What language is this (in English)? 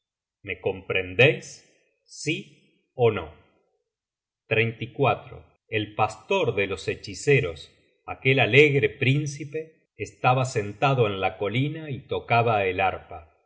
Spanish